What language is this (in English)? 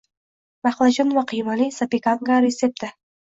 Uzbek